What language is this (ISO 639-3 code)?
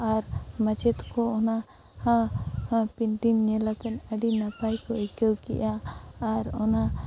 sat